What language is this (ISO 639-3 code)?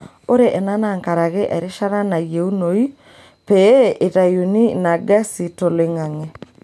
mas